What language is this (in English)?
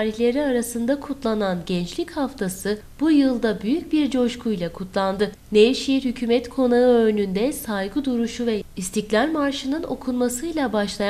Turkish